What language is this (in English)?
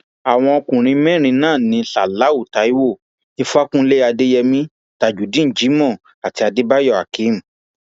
Yoruba